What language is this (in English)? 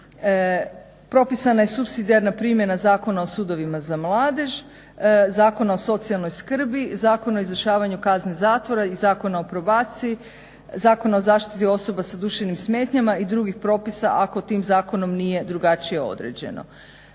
Croatian